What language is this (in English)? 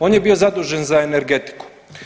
Croatian